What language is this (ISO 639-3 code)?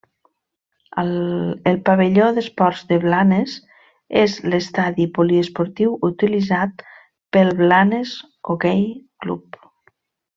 cat